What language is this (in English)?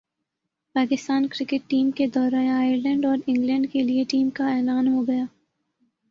Urdu